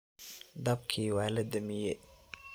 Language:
Somali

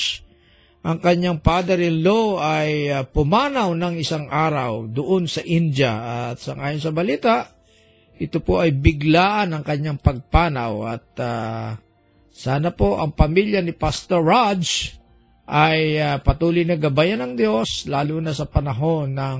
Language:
Filipino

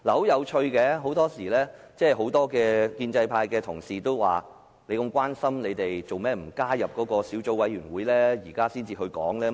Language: Cantonese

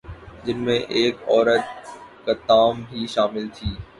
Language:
Urdu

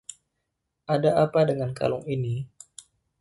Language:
Indonesian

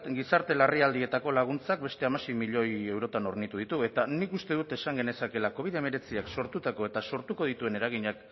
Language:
Basque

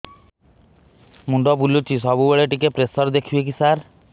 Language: Odia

